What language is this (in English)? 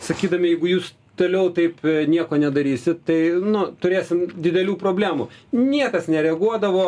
Lithuanian